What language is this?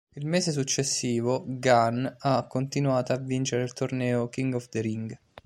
Italian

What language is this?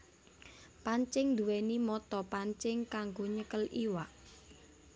Javanese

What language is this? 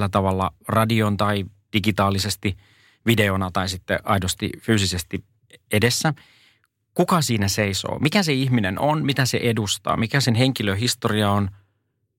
Finnish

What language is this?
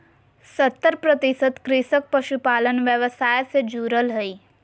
Magahi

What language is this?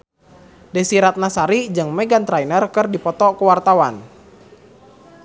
Sundanese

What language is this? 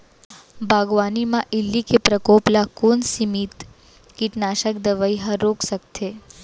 Chhattisgarhi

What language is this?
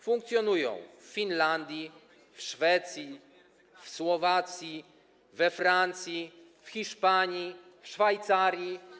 Polish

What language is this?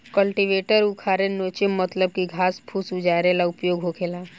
Bhojpuri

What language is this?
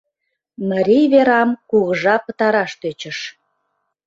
Mari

